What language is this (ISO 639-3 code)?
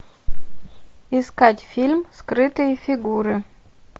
rus